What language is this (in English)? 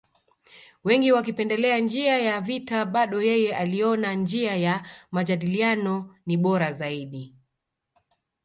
Swahili